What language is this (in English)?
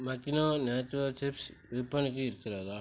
Tamil